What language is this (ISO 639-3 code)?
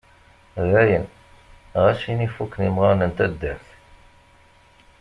kab